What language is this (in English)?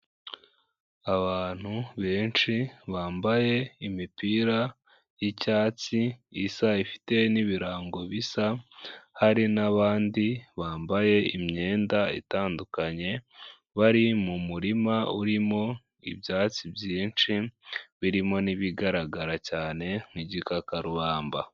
Kinyarwanda